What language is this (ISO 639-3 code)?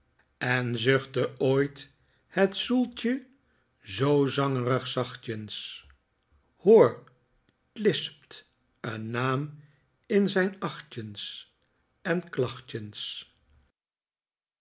nld